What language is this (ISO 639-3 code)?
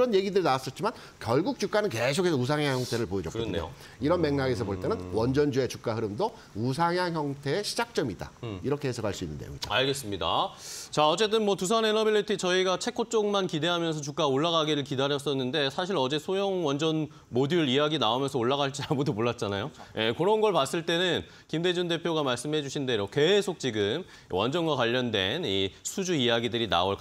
kor